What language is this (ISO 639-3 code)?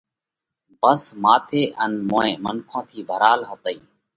kvx